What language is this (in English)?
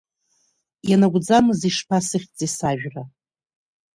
Abkhazian